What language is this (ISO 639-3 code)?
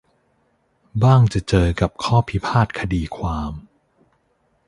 tha